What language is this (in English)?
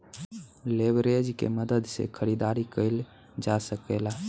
Bhojpuri